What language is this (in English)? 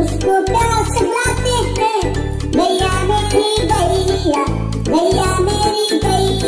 Arabic